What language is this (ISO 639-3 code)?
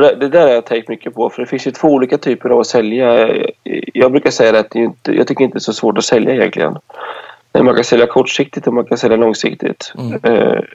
swe